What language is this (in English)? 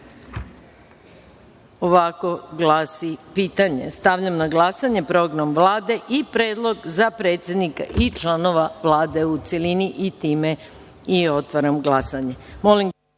Serbian